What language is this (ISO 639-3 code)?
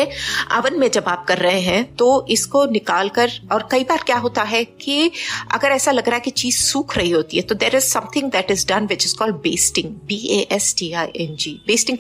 hin